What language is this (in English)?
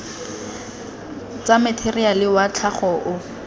Tswana